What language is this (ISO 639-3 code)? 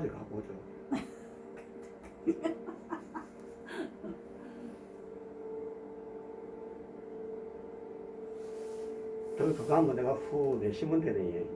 kor